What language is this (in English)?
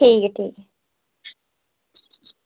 Dogri